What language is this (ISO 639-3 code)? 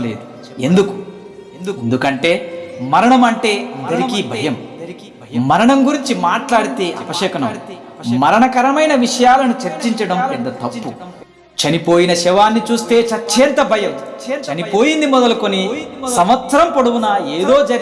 tel